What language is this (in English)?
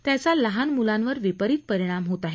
Marathi